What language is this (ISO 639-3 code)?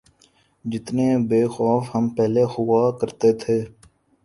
urd